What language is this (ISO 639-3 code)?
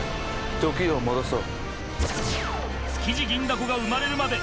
jpn